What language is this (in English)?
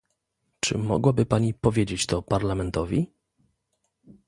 Polish